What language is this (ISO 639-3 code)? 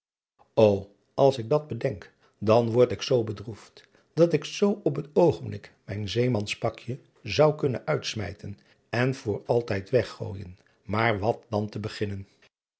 nld